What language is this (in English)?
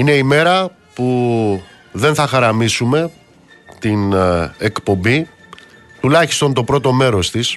Greek